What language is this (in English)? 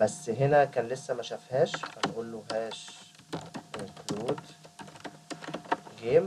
Arabic